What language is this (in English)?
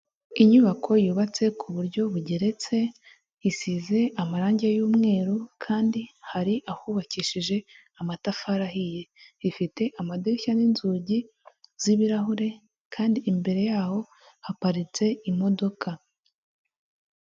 Kinyarwanda